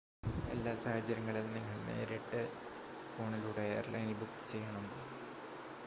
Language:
Malayalam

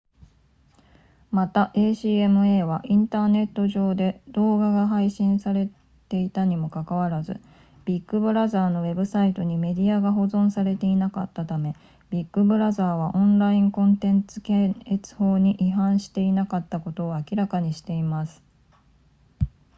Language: Japanese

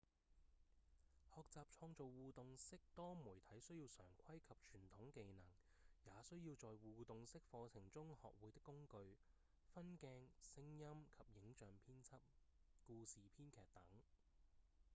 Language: Cantonese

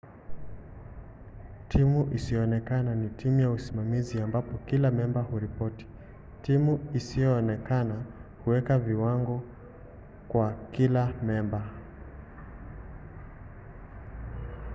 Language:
Swahili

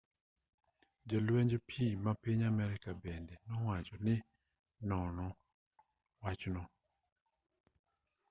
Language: Luo (Kenya and Tanzania)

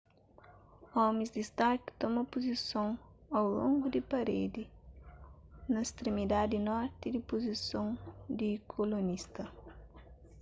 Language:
Kabuverdianu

